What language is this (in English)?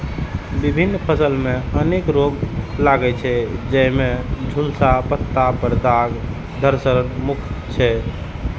Maithili